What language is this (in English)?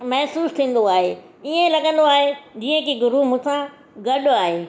Sindhi